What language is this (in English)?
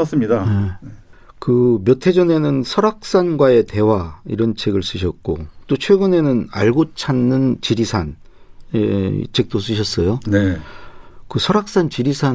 Korean